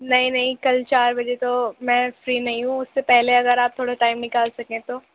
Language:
Urdu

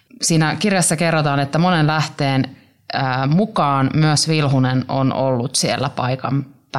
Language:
Finnish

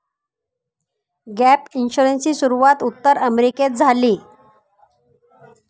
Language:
Marathi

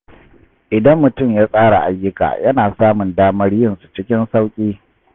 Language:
Hausa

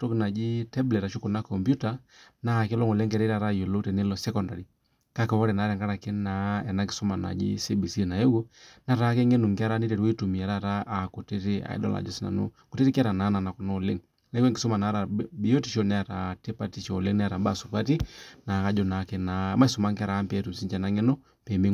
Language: Masai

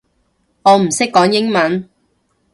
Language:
Cantonese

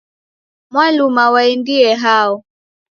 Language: Taita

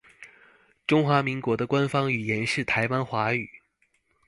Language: Chinese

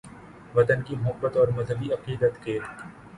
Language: Urdu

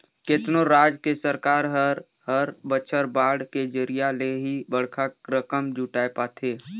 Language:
Chhattisgarhi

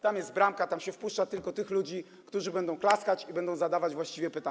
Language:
Polish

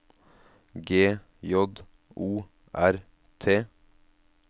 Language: Norwegian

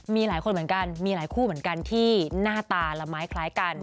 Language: Thai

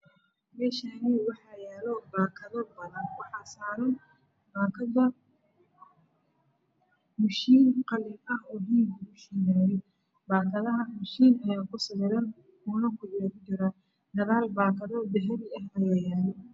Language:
Somali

